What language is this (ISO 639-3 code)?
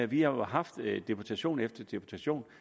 dan